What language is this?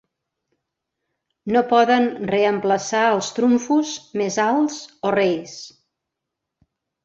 Catalan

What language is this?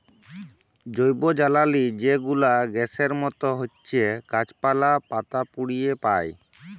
Bangla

